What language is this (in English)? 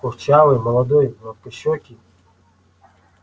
Russian